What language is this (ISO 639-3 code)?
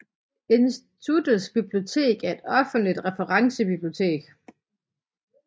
dan